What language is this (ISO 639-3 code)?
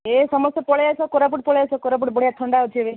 ori